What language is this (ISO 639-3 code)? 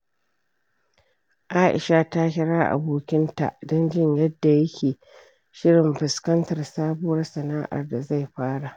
hau